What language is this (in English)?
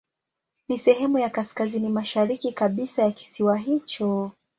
Swahili